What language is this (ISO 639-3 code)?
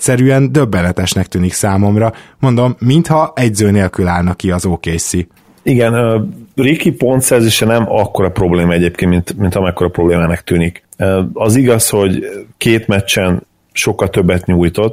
hun